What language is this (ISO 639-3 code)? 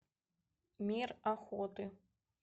rus